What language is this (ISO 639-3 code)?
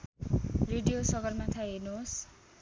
nep